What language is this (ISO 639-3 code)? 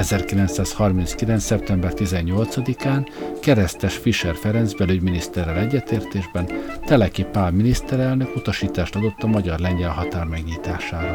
hun